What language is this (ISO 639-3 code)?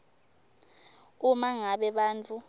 ssw